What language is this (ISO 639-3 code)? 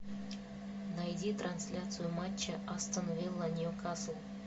rus